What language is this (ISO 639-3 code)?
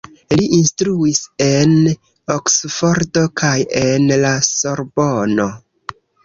epo